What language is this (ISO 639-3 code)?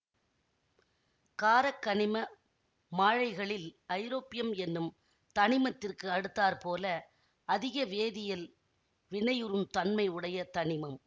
tam